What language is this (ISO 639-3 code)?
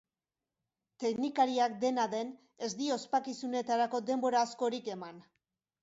eus